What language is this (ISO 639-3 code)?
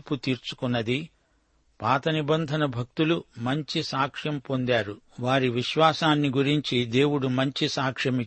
tel